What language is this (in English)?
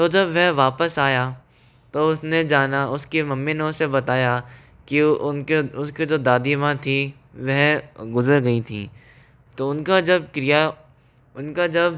Hindi